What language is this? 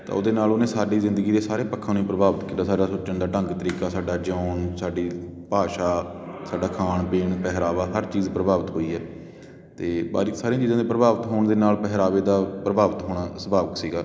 Punjabi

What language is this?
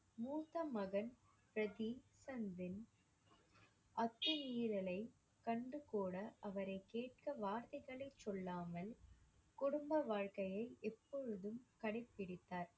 Tamil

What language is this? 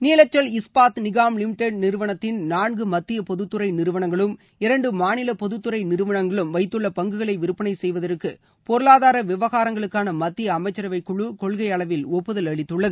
Tamil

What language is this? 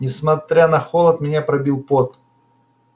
Russian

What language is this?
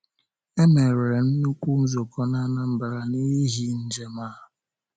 Igbo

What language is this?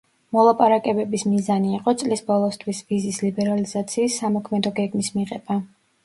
Georgian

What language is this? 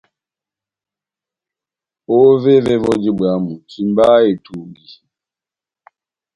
Batanga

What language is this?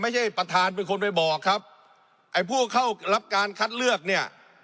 Thai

